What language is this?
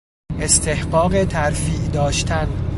Persian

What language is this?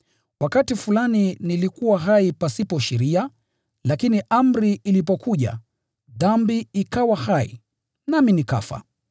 Swahili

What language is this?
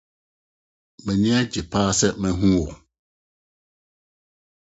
Akan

